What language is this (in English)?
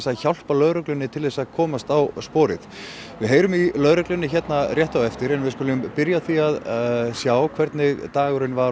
Icelandic